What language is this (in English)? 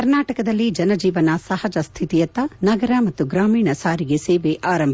Kannada